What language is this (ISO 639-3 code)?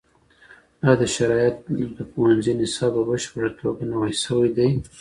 pus